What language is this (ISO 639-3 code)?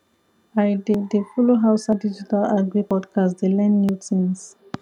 pcm